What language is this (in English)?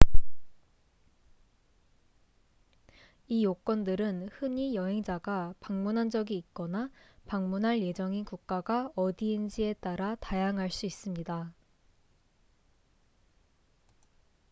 Korean